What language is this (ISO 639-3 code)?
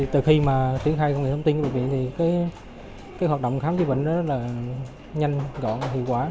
vie